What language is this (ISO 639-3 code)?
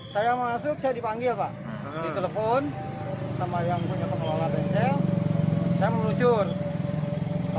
ind